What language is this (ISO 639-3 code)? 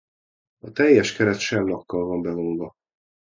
hun